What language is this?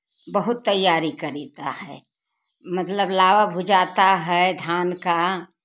Hindi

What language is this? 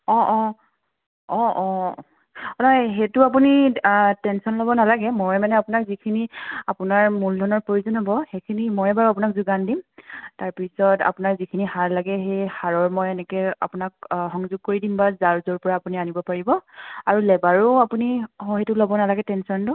Assamese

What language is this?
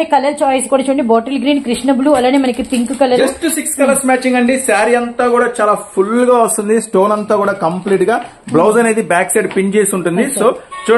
Telugu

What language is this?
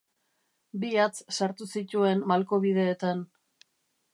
Basque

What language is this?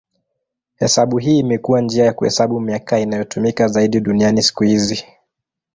Swahili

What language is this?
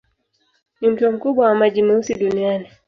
Swahili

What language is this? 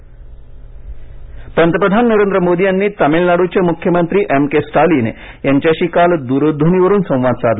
Marathi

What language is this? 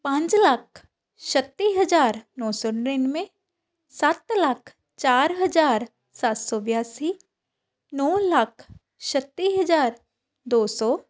Punjabi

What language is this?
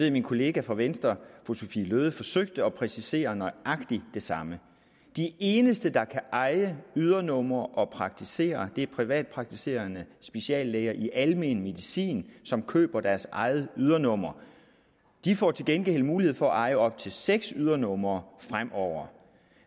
Danish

